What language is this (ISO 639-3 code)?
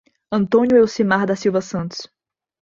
por